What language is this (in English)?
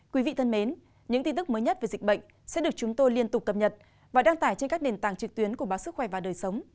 Vietnamese